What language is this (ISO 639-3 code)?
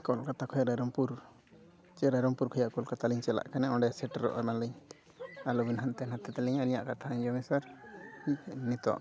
sat